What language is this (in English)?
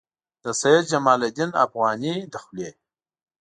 Pashto